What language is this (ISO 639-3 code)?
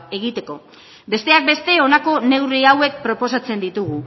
eus